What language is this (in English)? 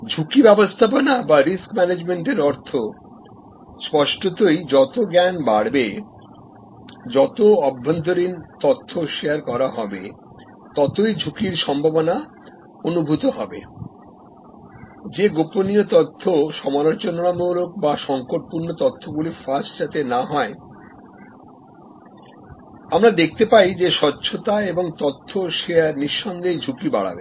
Bangla